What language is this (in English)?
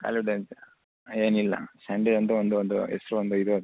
Kannada